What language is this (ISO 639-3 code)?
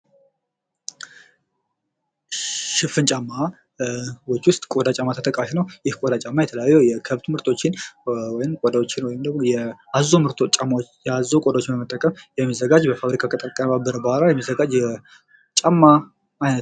amh